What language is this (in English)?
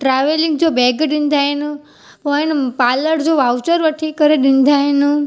Sindhi